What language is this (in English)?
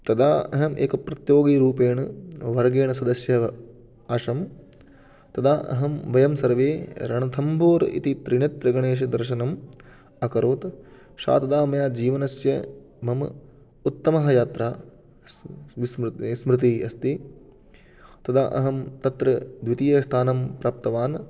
Sanskrit